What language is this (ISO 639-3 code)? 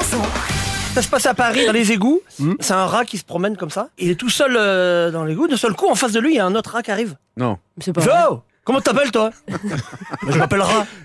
fra